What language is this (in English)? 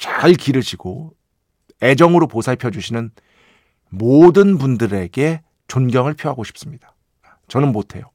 Korean